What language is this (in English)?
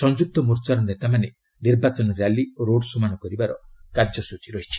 Odia